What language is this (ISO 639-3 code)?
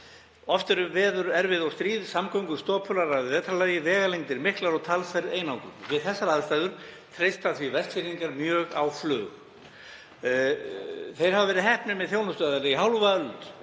isl